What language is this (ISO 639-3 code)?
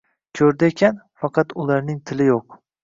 uzb